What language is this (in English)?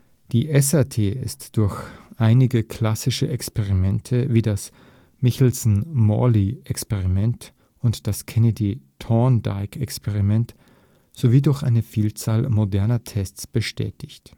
German